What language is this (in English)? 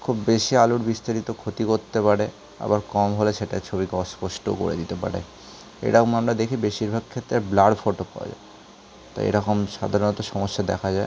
Bangla